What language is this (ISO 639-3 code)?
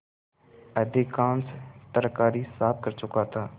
hin